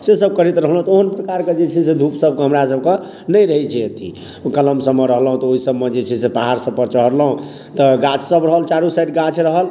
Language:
Maithili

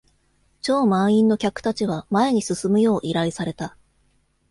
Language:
Japanese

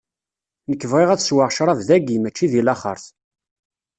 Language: Kabyle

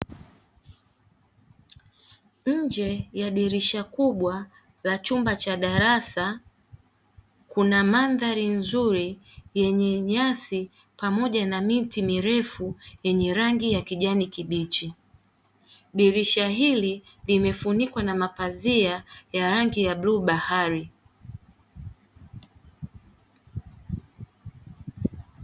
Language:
Swahili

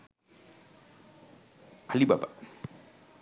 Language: Sinhala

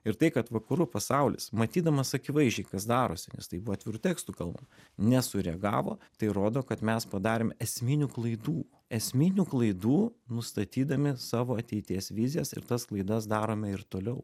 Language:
Lithuanian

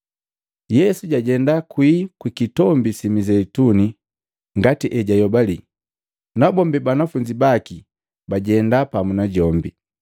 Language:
Matengo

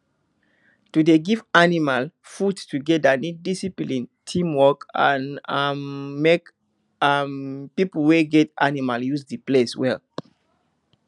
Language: Nigerian Pidgin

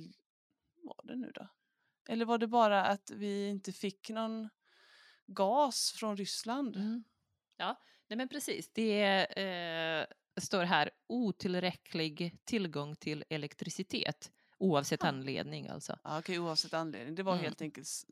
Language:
Swedish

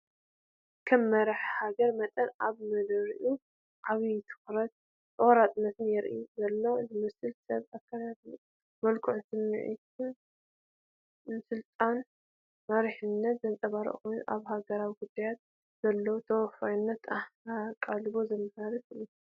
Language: Tigrinya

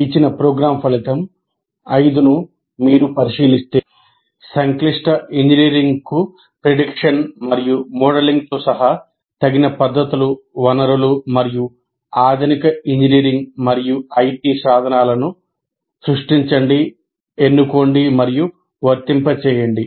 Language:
Telugu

